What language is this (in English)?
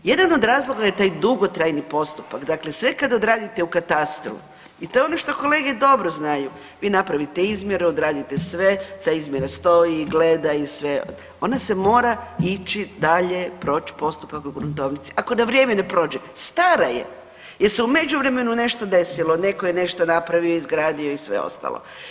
Croatian